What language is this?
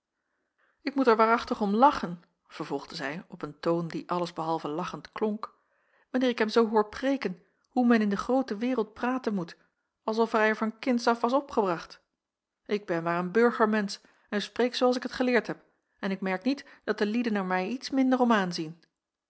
Dutch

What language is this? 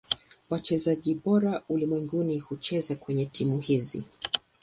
Swahili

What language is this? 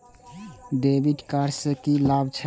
Maithili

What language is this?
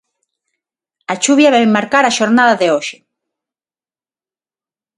Galician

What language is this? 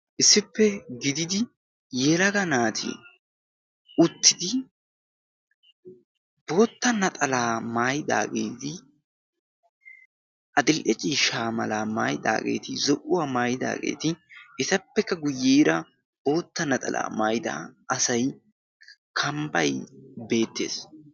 Wolaytta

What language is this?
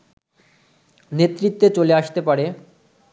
Bangla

